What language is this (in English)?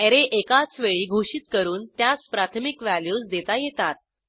Marathi